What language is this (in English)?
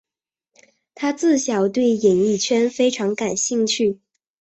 Chinese